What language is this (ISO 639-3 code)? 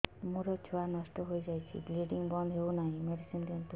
ori